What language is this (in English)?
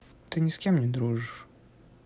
Russian